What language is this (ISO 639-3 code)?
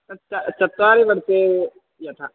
san